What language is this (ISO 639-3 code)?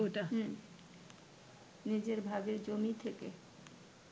ben